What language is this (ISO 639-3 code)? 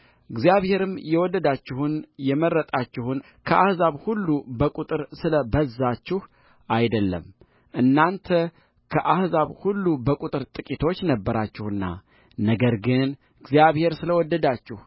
amh